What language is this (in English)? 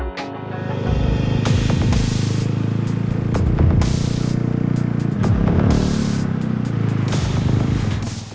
Indonesian